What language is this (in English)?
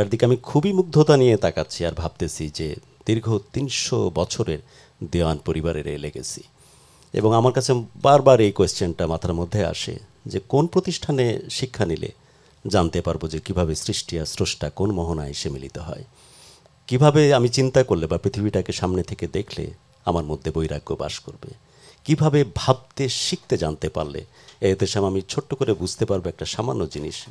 Arabic